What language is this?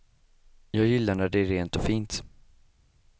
Swedish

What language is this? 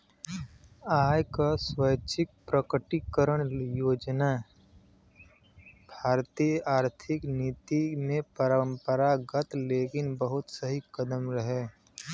Bhojpuri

